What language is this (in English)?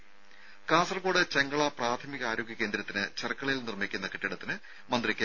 Malayalam